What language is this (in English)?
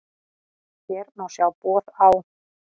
Icelandic